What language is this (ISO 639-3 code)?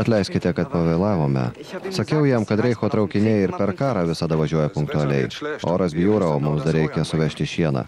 lit